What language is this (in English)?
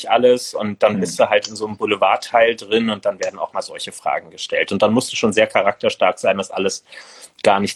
German